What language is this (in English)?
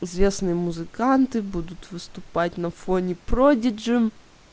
Russian